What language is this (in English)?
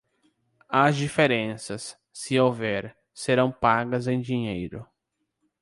Portuguese